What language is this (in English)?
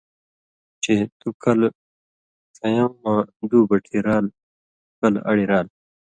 Indus Kohistani